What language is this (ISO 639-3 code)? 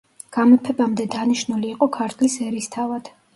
kat